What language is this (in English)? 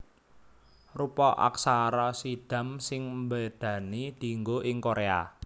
Javanese